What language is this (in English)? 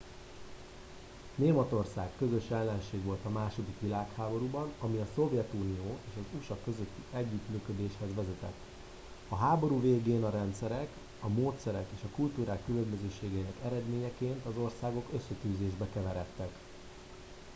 Hungarian